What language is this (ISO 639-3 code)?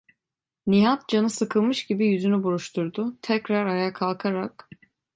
tur